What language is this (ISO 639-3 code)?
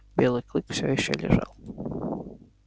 rus